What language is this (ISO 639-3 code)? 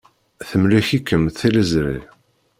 kab